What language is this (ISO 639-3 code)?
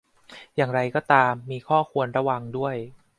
tha